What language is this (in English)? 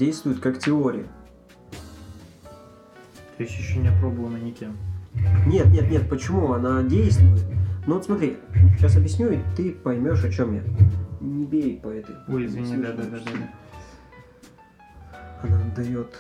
Russian